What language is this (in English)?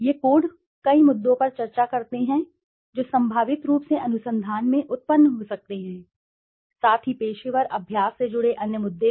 Hindi